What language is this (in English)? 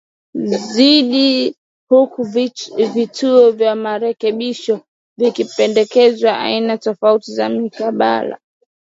Swahili